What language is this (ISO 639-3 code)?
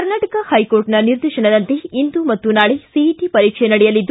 kan